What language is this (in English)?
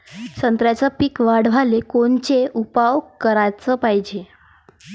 Marathi